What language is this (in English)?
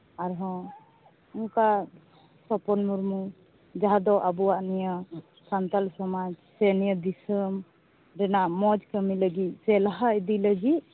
Santali